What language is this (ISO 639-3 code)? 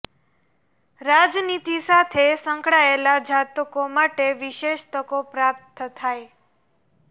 guj